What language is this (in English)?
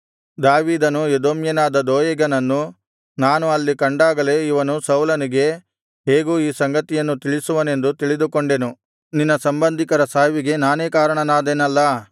Kannada